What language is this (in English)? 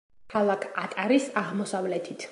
Georgian